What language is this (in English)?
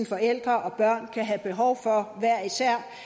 Danish